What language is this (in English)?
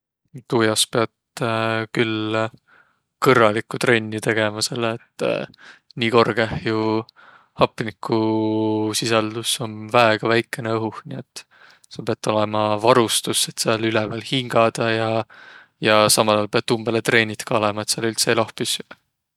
Võro